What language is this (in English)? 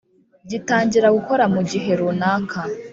Kinyarwanda